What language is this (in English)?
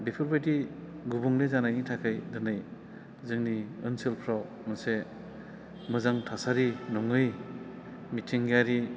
Bodo